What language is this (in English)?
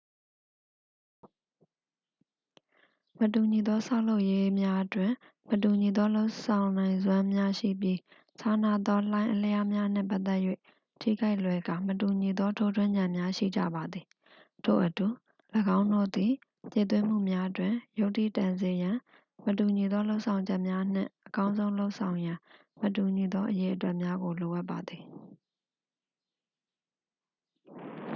Burmese